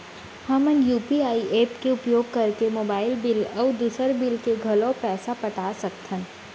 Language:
Chhattisgarhi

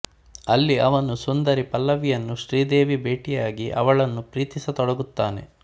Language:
Kannada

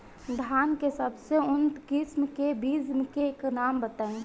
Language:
Bhojpuri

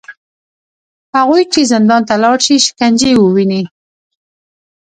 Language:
Pashto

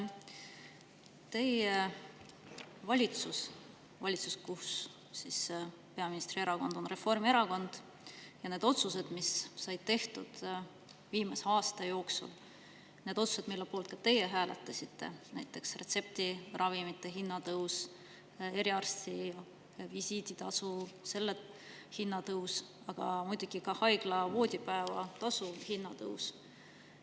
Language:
Estonian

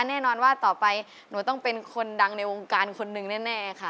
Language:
Thai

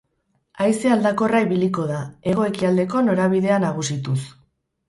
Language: Basque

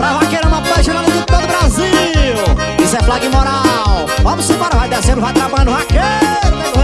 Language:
Portuguese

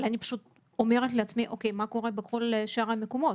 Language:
Hebrew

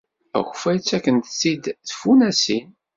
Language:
Kabyle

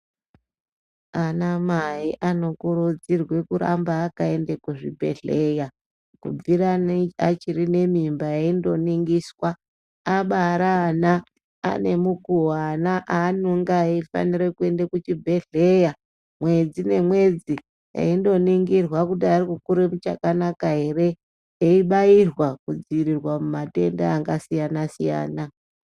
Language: Ndau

